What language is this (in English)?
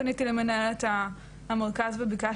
Hebrew